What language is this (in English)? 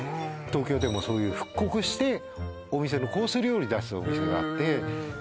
Japanese